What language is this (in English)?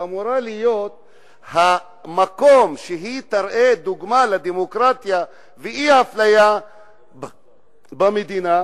Hebrew